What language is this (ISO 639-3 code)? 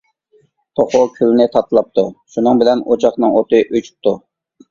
uig